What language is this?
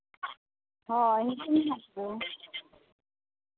Santali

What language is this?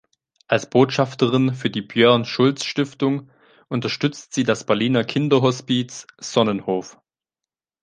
German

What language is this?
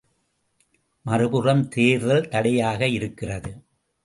Tamil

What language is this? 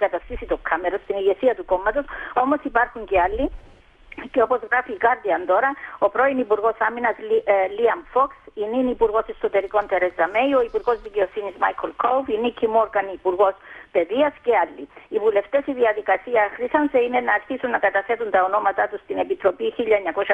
Greek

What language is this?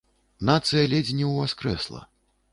Belarusian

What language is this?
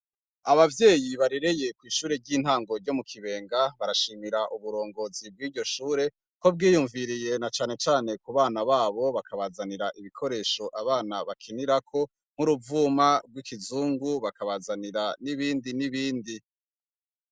Rundi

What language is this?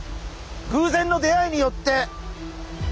Japanese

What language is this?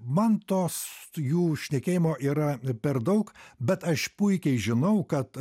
Lithuanian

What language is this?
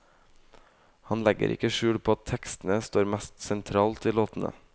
Norwegian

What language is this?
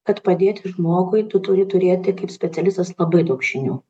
Lithuanian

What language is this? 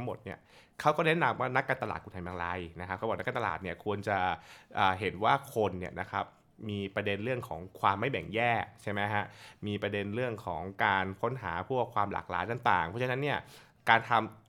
Thai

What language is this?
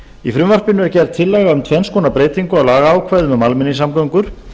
Icelandic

